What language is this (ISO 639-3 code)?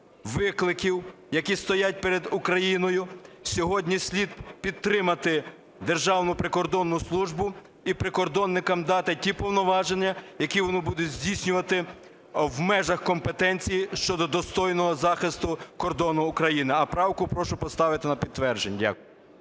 ukr